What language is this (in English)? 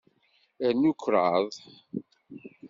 Kabyle